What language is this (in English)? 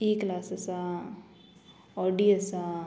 Konkani